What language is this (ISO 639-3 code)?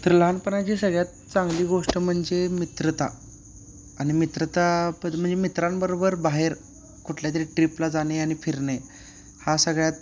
mar